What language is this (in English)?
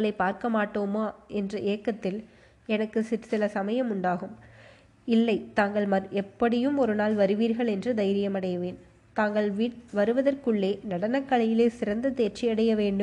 Tamil